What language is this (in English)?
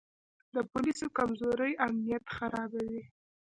Pashto